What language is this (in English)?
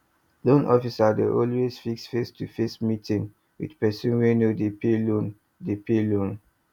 Nigerian Pidgin